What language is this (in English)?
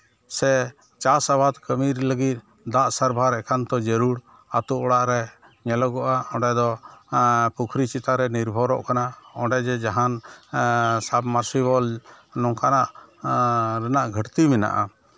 Santali